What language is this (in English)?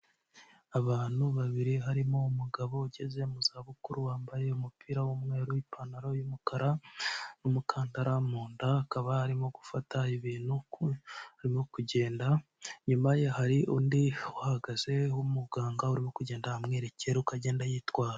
Kinyarwanda